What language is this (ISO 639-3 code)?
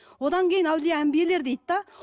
kaz